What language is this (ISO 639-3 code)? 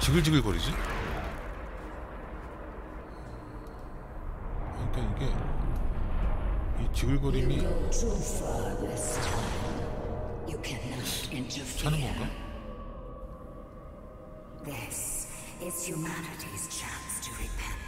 kor